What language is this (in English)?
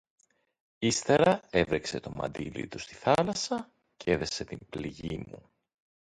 Greek